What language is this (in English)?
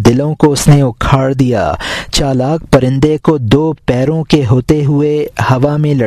Urdu